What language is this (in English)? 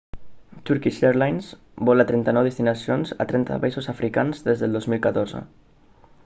Catalan